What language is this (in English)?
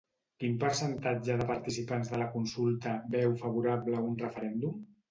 Catalan